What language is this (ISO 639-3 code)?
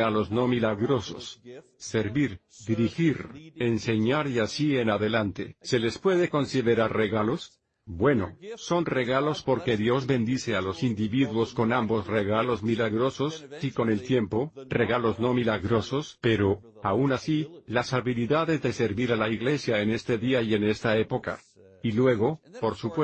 spa